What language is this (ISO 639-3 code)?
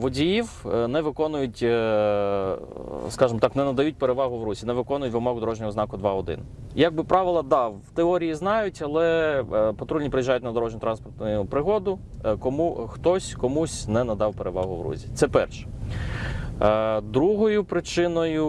ukr